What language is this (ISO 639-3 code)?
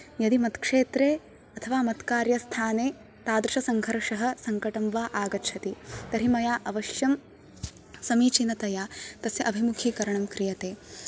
san